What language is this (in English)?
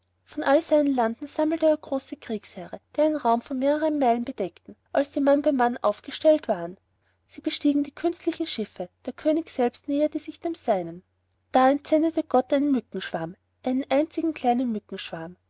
German